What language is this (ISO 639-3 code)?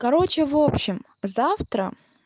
rus